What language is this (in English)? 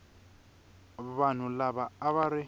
Tsonga